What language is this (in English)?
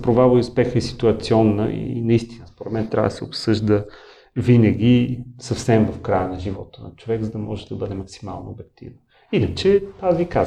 Bulgarian